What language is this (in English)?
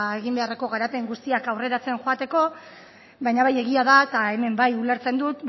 Basque